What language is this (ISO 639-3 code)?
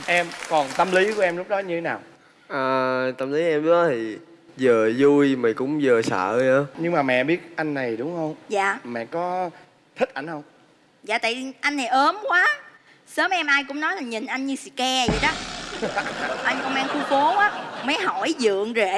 vie